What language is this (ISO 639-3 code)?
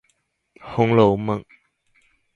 zho